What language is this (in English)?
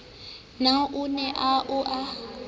Southern Sotho